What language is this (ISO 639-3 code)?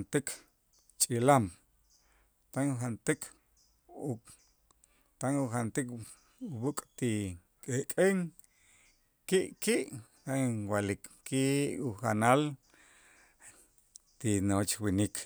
itz